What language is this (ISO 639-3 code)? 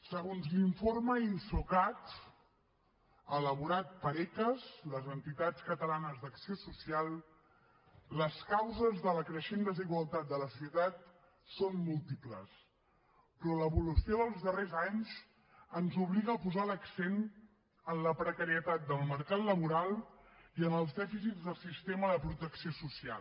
cat